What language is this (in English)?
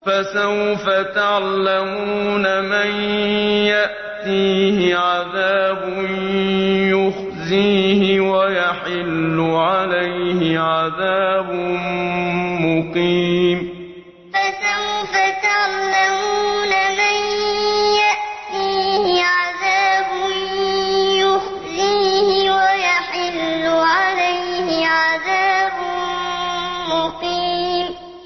Arabic